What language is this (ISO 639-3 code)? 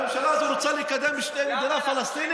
heb